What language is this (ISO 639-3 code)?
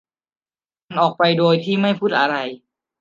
tha